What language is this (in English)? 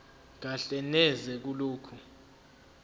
Zulu